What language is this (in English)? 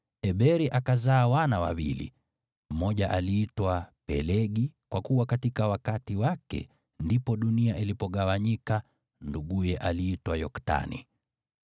Swahili